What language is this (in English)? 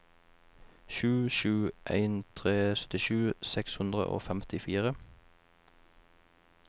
Norwegian